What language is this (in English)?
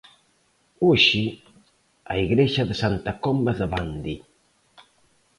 Galician